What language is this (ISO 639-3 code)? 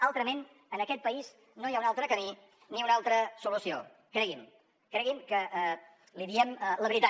cat